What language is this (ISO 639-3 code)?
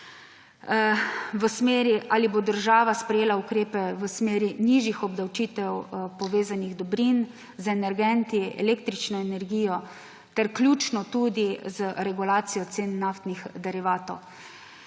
slv